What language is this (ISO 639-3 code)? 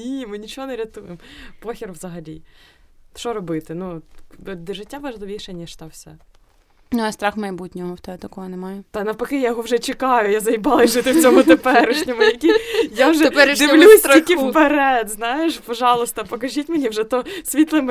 ukr